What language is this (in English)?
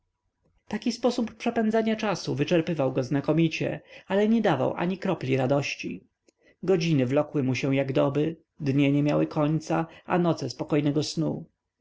Polish